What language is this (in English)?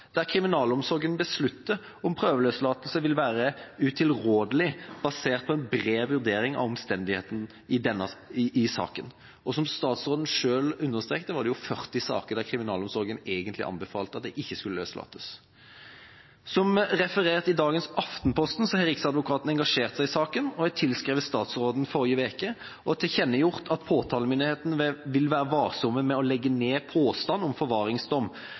Norwegian Bokmål